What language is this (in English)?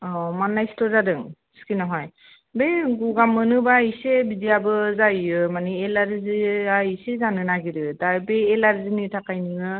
Bodo